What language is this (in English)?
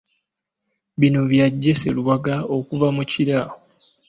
Ganda